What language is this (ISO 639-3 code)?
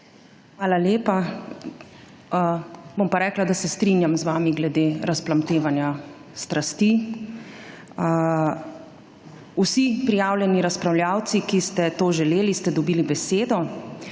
slv